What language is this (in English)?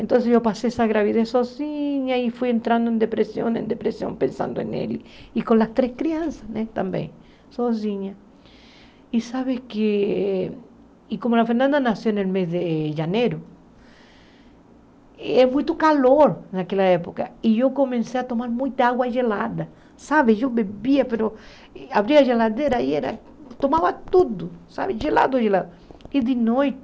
Portuguese